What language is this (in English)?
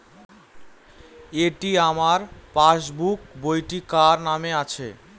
Bangla